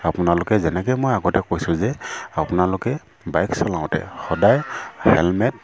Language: Assamese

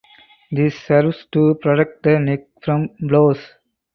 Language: English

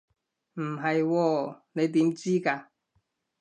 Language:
Cantonese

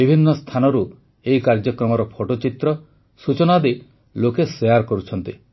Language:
Odia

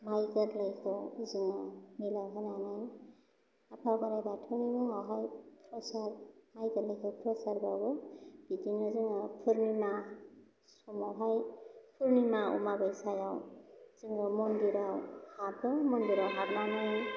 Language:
Bodo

